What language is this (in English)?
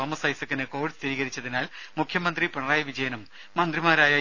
Malayalam